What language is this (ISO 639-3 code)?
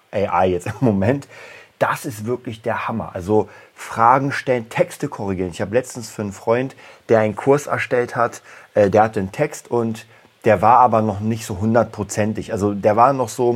deu